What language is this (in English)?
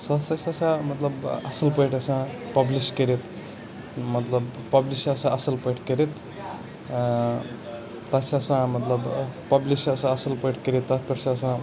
Kashmiri